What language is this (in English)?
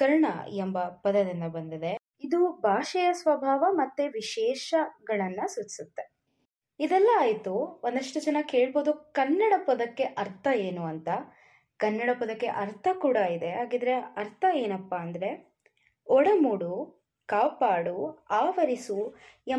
Kannada